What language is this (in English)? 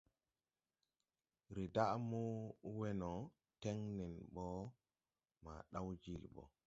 Tupuri